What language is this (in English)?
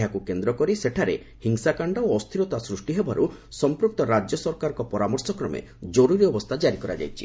Odia